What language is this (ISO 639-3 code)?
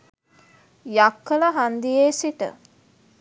sin